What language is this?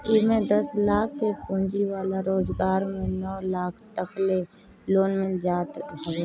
Bhojpuri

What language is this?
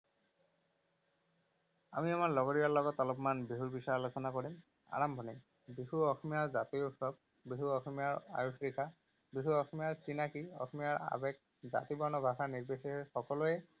Assamese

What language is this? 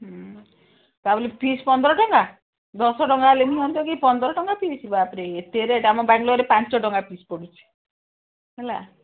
Odia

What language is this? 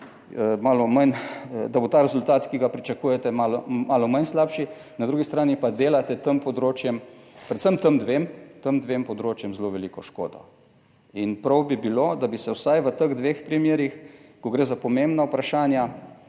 Slovenian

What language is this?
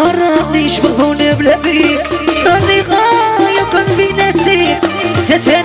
Arabic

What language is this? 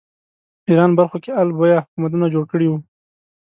Pashto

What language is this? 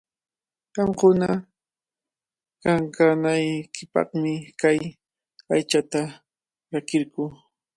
Cajatambo North Lima Quechua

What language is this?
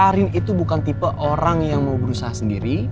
Indonesian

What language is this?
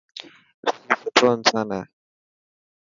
Dhatki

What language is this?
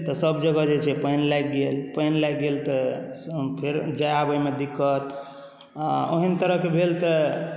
Maithili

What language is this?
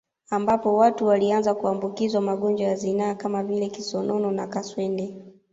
Swahili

